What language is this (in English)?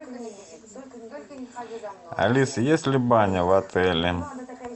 Russian